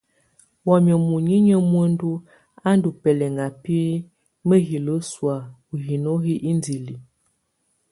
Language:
Tunen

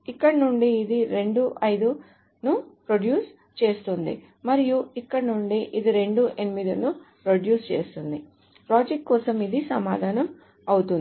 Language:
Telugu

